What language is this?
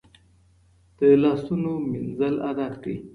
Pashto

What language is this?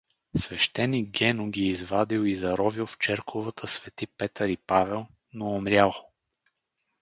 Bulgarian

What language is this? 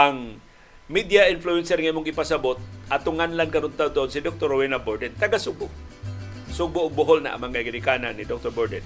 Filipino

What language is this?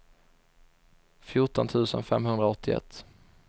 Swedish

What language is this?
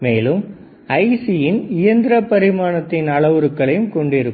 Tamil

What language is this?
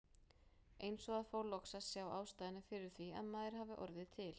Icelandic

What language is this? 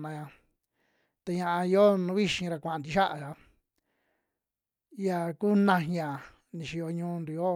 Western Juxtlahuaca Mixtec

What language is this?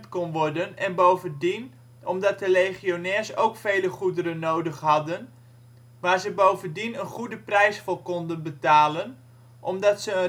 Dutch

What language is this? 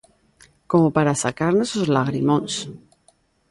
Galician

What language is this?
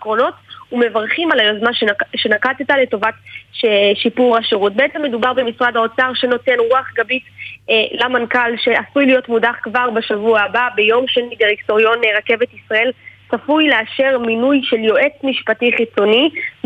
Hebrew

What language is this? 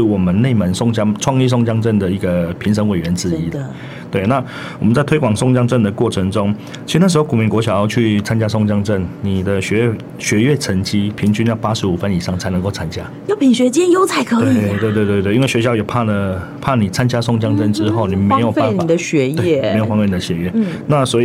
Chinese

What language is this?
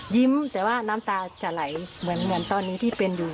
Thai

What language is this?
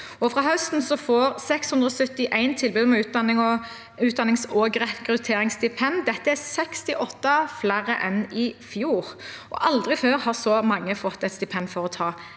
Norwegian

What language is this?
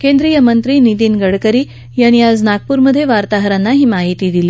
Marathi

